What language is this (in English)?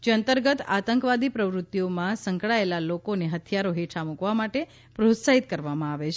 Gujarati